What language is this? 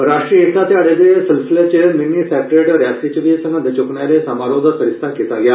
Dogri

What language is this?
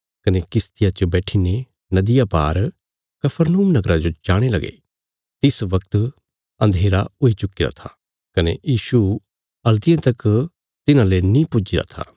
Bilaspuri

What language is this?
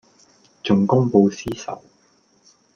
Cantonese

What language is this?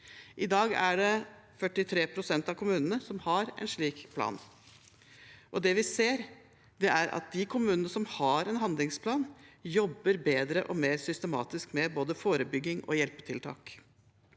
Norwegian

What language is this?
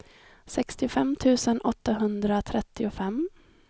Swedish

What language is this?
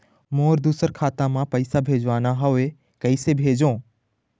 Chhattisgarhi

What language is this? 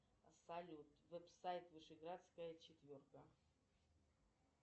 Russian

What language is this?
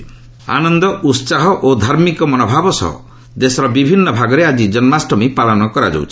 Odia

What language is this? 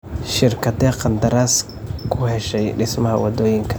Somali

